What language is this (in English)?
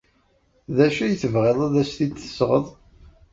Kabyle